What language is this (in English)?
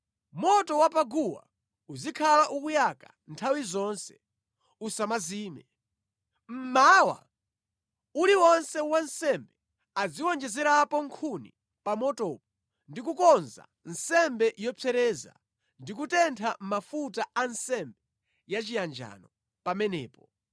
Nyanja